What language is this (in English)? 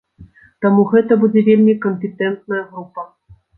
Belarusian